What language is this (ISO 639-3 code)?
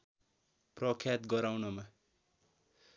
nep